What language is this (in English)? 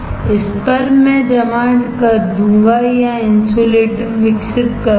Hindi